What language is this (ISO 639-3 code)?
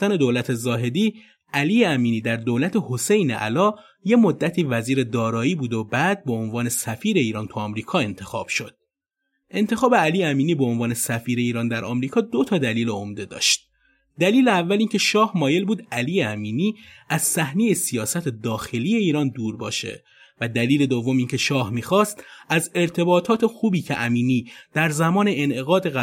fas